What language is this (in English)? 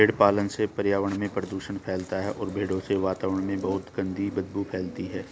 Hindi